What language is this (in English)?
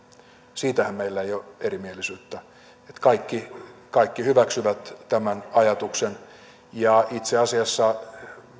Finnish